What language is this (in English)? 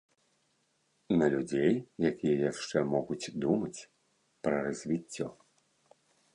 Belarusian